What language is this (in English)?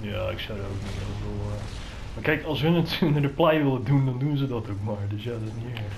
Dutch